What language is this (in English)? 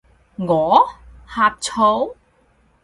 Cantonese